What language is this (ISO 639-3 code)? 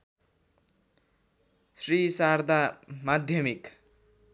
nep